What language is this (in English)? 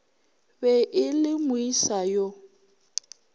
Northern Sotho